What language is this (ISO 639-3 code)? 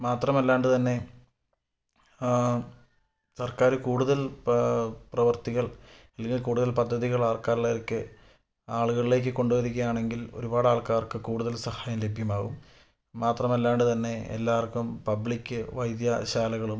mal